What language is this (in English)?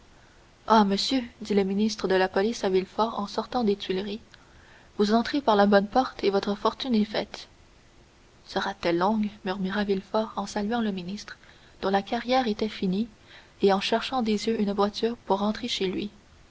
French